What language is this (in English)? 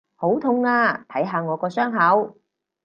Cantonese